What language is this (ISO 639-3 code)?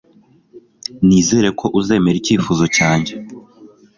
kin